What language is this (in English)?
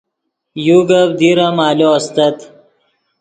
Yidgha